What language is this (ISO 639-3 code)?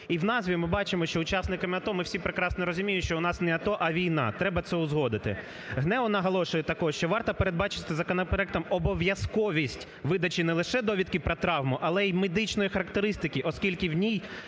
ukr